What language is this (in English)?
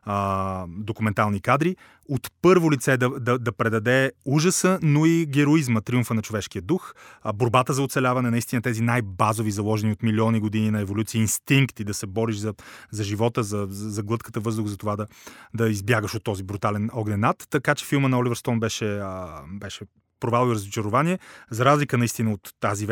Bulgarian